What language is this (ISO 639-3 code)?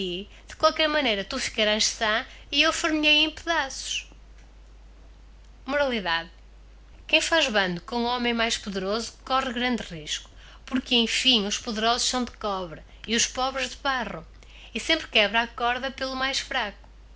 por